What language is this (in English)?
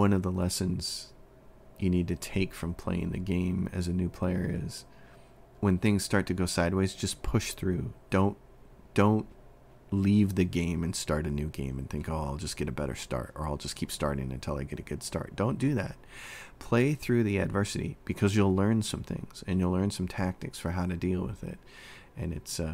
English